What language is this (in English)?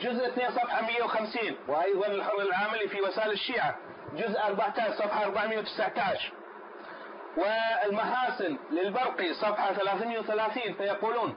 Arabic